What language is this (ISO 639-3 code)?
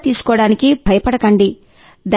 tel